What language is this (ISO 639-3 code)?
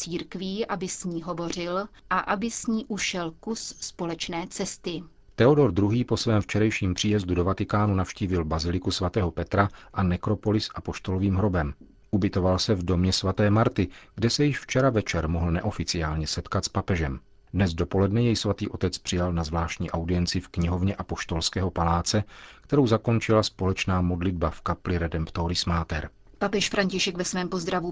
ces